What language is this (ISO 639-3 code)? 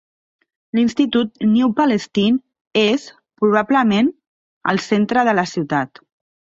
cat